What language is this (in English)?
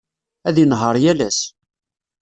Kabyle